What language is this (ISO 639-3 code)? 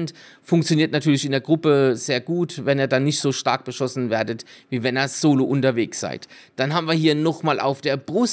deu